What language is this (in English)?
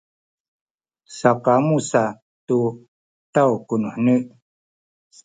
Sakizaya